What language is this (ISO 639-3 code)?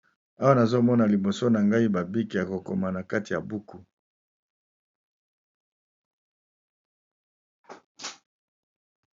lin